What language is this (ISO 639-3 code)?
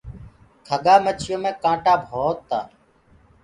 ggg